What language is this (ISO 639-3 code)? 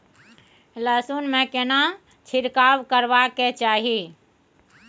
mai